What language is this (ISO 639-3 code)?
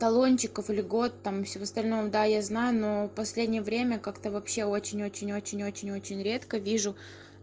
rus